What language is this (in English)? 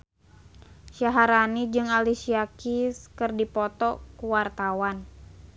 Sundanese